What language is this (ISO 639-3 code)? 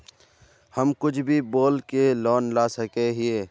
mag